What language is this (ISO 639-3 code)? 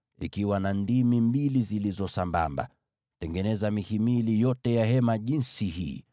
swa